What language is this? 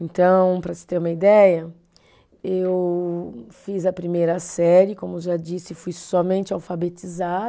Portuguese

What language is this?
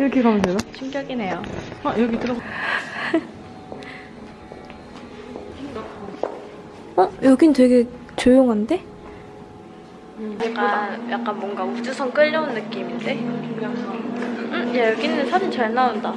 Korean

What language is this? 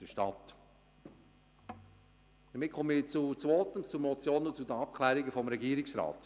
Swiss German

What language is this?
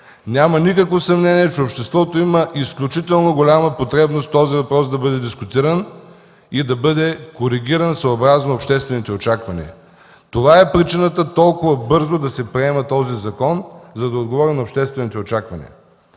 Bulgarian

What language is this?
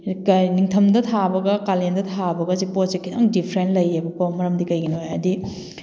Manipuri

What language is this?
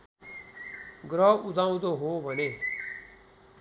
Nepali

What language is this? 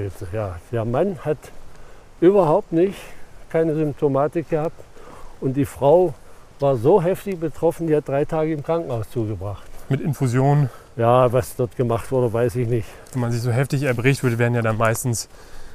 German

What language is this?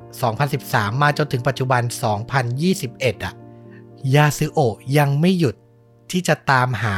Thai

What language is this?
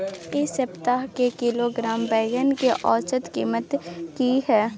Maithili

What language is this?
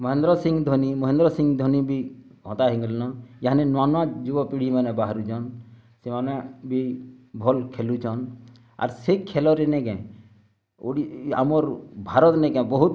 Odia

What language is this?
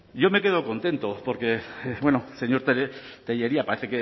Spanish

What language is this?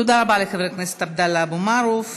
Hebrew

